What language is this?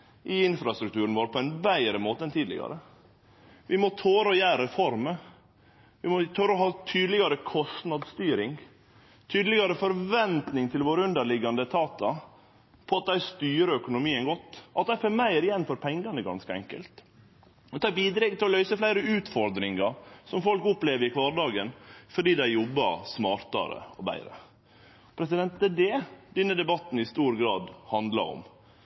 Norwegian Nynorsk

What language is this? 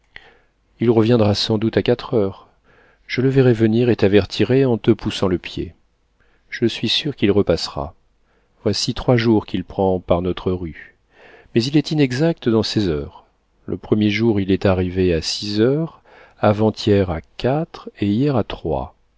French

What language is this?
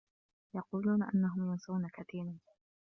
Arabic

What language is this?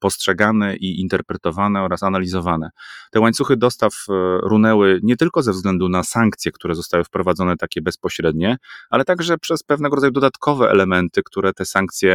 Polish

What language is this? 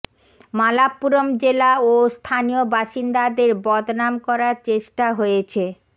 Bangla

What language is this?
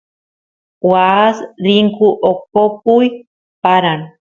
Santiago del Estero Quichua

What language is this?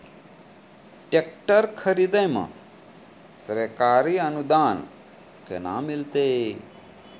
Maithili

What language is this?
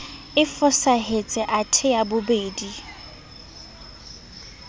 Southern Sotho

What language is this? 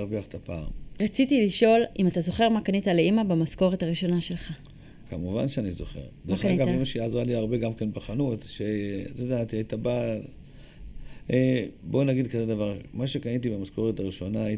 Hebrew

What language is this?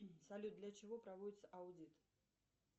Russian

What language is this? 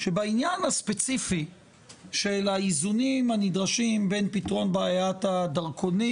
Hebrew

